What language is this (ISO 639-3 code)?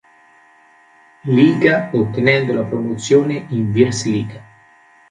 ita